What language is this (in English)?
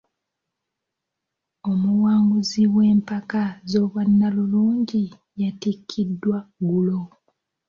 Ganda